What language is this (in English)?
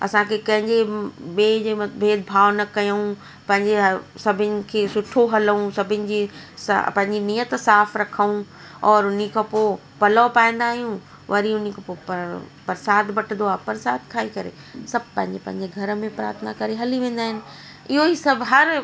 Sindhi